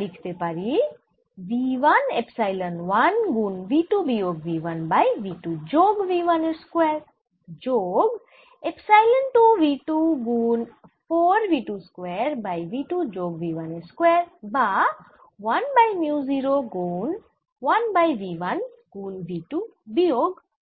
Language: Bangla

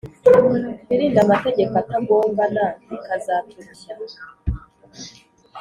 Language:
Kinyarwanda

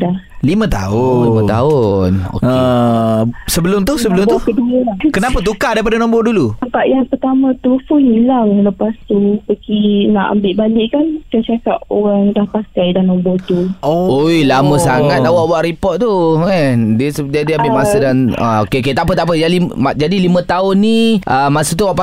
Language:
Malay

